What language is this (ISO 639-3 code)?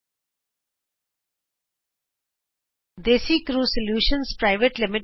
pan